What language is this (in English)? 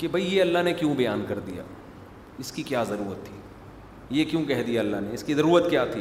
Urdu